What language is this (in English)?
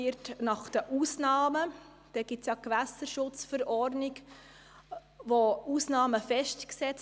Swiss German